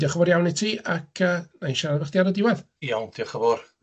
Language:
Welsh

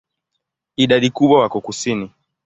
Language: Swahili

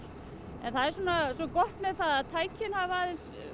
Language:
Icelandic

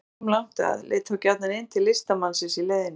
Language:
Icelandic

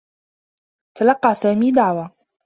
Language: Arabic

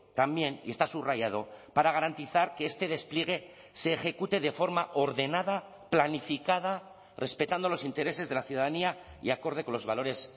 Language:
Spanish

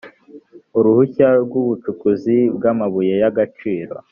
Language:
Kinyarwanda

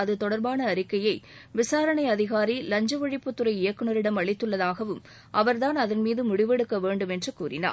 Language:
Tamil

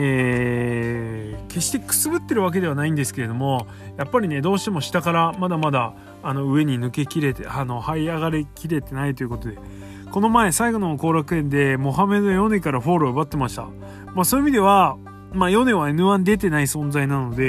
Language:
Japanese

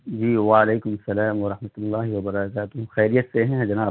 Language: Urdu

